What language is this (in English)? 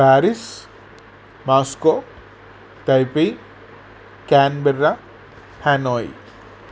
Sanskrit